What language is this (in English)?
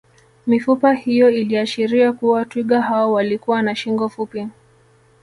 Swahili